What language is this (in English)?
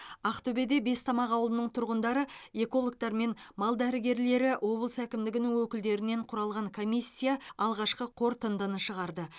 Kazakh